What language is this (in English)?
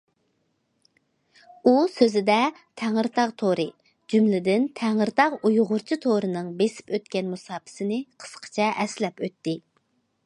Uyghur